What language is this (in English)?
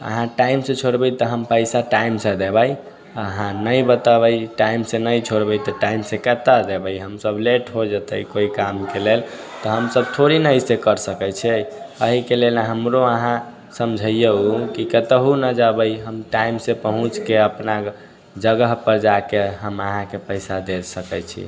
Maithili